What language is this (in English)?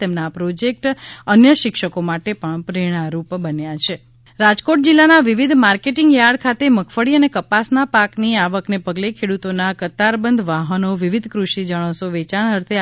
Gujarati